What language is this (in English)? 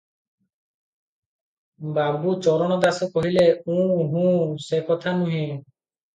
Odia